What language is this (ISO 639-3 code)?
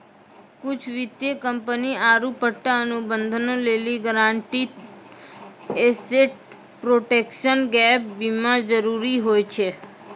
mai